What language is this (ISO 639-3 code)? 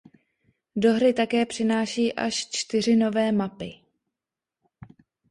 ces